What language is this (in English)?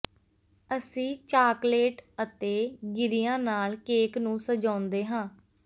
Punjabi